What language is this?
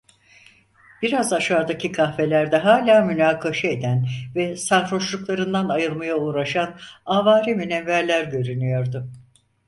Turkish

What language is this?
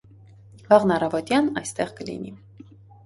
Armenian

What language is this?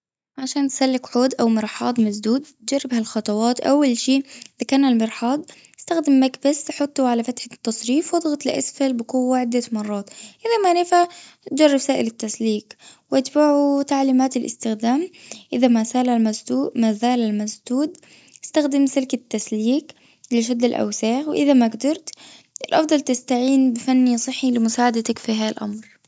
Gulf Arabic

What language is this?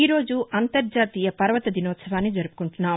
Telugu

